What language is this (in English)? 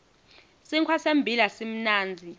Swati